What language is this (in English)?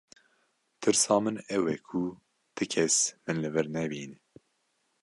Kurdish